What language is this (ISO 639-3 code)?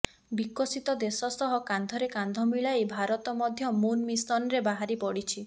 ori